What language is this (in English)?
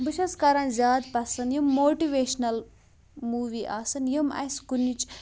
Kashmiri